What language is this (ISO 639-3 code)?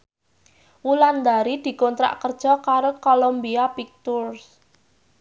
jav